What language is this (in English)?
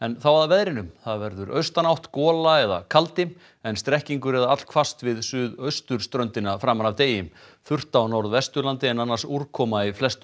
Icelandic